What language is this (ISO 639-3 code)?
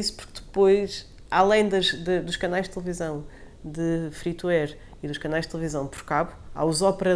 por